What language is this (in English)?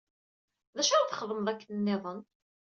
Kabyle